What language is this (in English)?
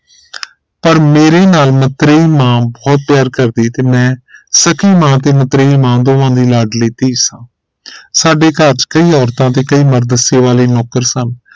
Punjabi